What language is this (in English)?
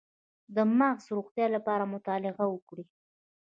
Pashto